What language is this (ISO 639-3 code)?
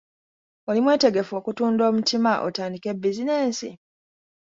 lug